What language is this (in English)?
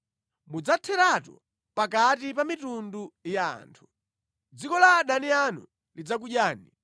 Nyanja